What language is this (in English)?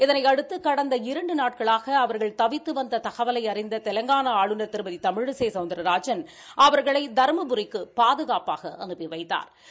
Tamil